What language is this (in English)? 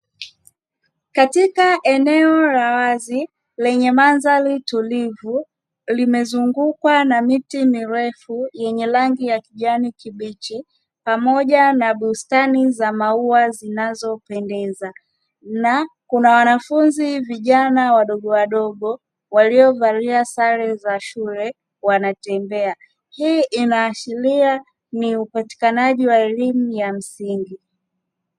Swahili